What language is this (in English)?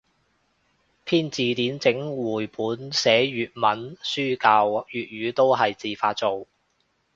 Cantonese